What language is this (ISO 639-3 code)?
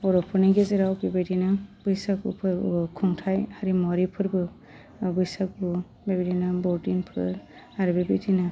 brx